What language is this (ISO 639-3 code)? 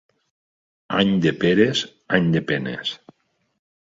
cat